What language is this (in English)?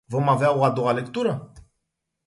Romanian